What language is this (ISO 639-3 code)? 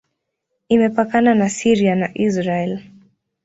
swa